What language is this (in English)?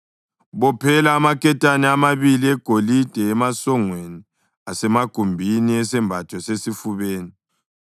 North Ndebele